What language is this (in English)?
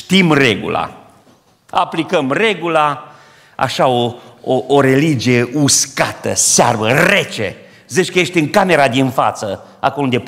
Romanian